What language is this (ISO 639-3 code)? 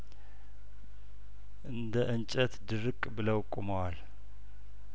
amh